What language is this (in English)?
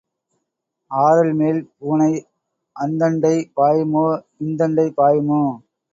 Tamil